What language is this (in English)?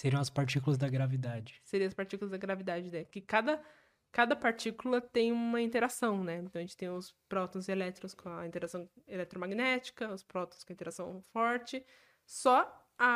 Portuguese